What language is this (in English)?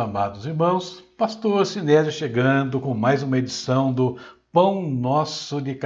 Portuguese